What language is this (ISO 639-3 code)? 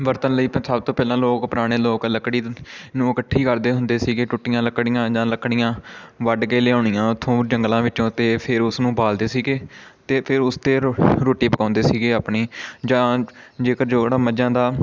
pan